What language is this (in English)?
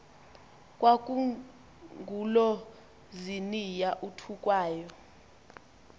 Xhosa